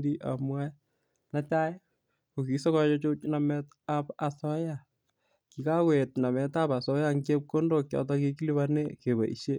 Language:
Kalenjin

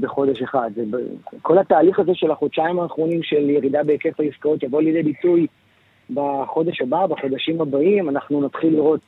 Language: Hebrew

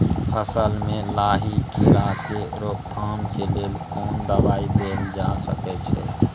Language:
Maithili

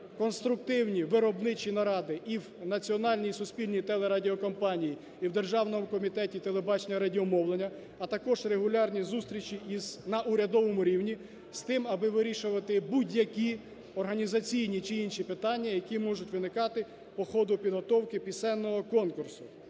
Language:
Ukrainian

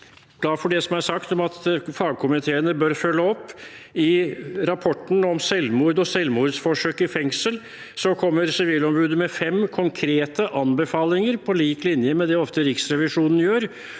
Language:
Norwegian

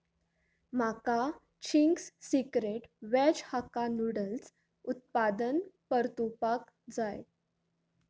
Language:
Konkani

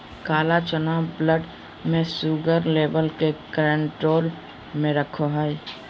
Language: Magahi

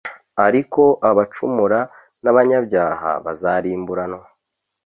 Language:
Kinyarwanda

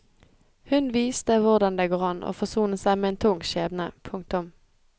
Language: Norwegian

